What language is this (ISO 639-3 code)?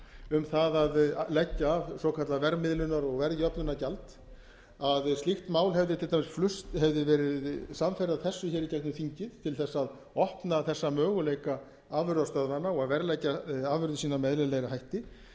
isl